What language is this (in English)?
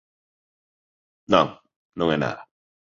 Galician